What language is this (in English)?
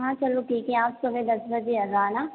Hindi